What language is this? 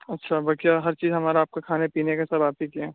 Urdu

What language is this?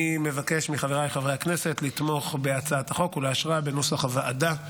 Hebrew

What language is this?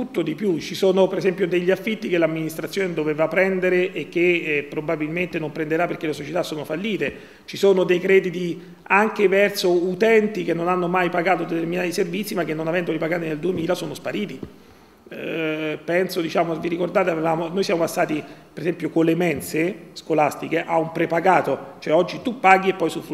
Italian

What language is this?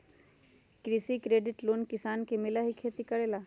Magahi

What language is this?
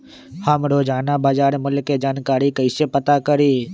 Magahi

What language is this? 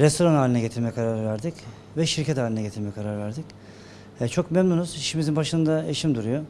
Turkish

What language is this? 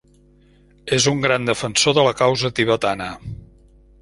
Catalan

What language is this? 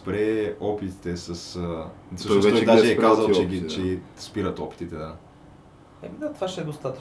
Bulgarian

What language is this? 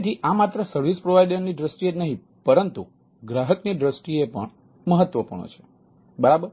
Gujarati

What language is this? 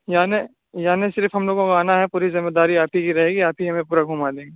Urdu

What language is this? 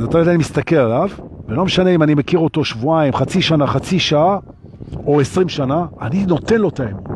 Hebrew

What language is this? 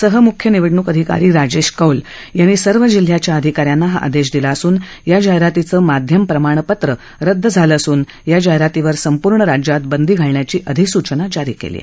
Marathi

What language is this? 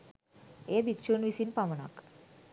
Sinhala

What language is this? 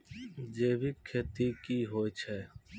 Maithili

